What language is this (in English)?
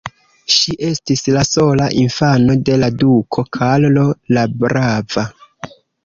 Esperanto